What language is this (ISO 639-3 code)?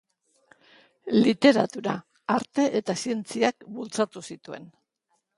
eus